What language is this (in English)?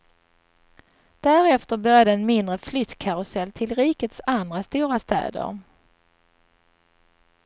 Swedish